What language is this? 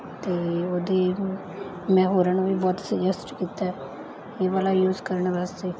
Punjabi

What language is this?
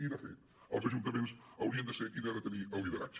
Catalan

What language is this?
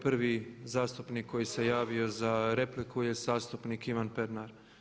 Croatian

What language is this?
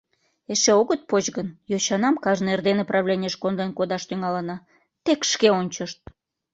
Mari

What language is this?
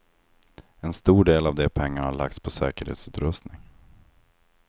Swedish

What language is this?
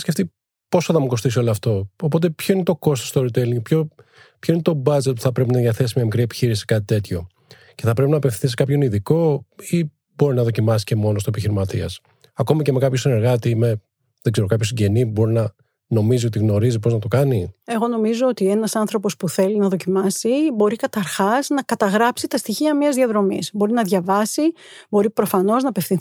Greek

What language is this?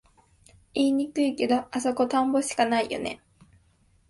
Japanese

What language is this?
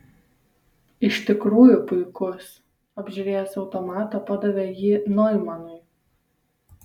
Lithuanian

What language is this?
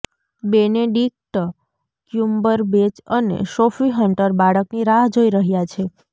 Gujarati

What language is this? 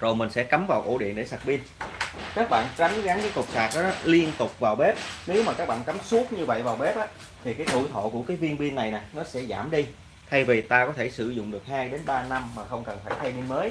Vietnamese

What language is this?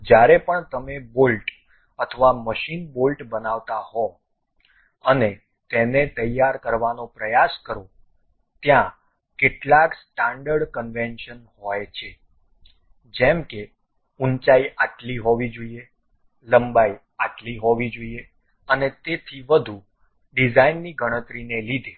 Gujarati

